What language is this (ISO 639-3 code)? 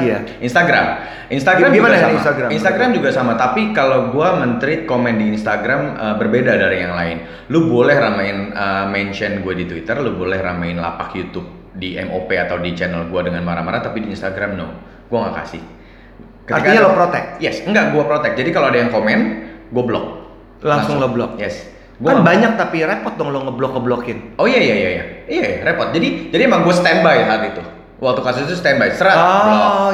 ind